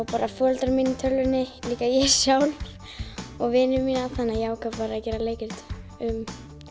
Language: Icelandic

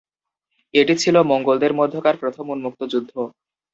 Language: Bangla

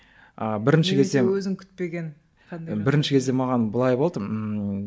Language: Kazakh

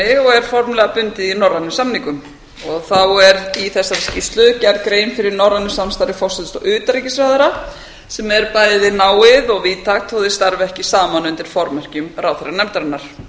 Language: Icelandic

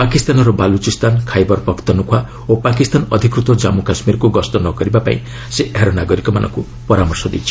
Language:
Odia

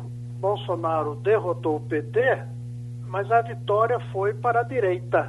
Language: Portuguese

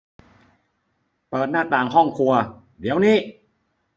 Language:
Thai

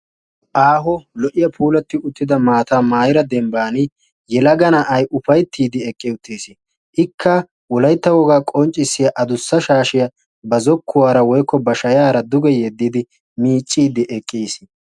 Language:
Wolaytta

